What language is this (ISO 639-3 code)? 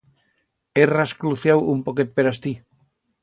arg